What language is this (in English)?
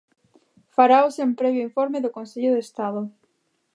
Galician